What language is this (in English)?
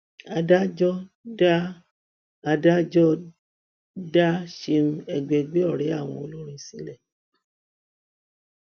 Yoruba